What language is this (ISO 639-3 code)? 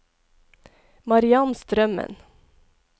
nor